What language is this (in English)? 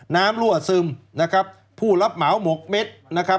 Thai